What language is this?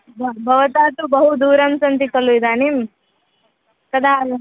Sanskrit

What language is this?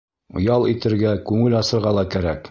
Bashkir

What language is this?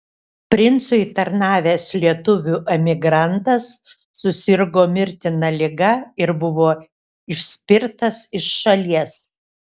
Lithuanian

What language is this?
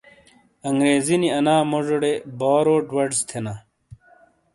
Shina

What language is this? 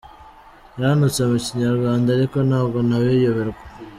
Kinyarwanda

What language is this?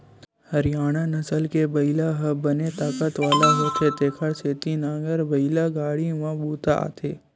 Chhattisgarhi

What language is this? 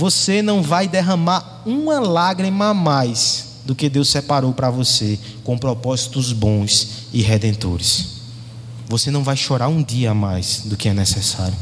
Portuguese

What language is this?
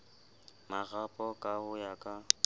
Southern Sotho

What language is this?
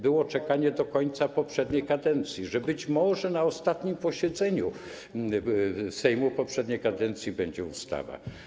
Polish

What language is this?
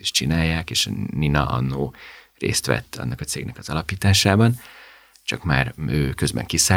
Hungarian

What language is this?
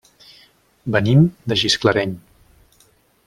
Catalan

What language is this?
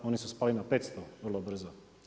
Croatian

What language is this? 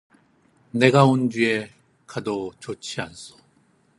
Korean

